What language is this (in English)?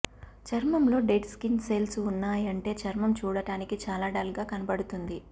Telugu